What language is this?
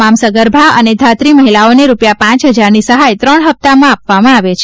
Gujarati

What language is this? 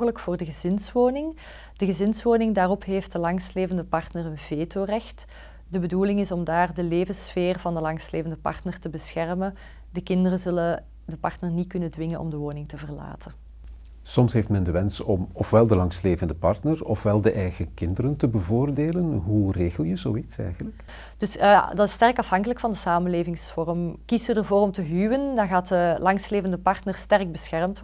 Dutch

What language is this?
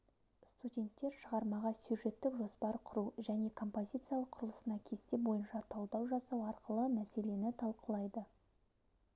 Kazakh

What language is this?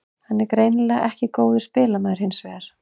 Icelandic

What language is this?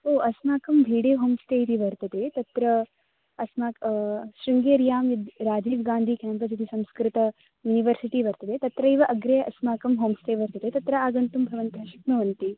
Sanskrit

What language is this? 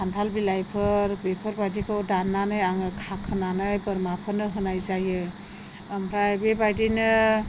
Bodo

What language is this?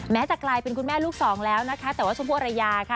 Thai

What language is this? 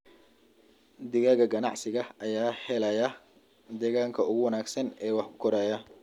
Somali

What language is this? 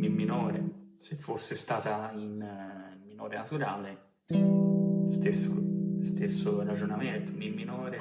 Italian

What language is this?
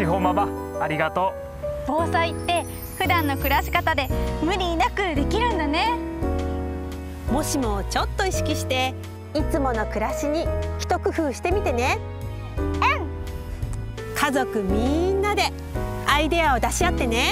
Japanese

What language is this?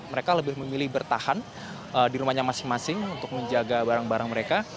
Indonesian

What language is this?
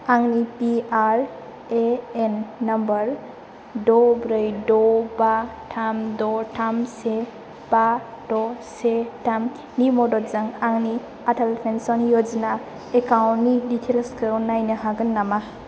Bodo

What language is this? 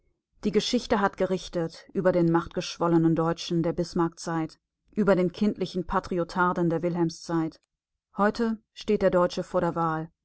German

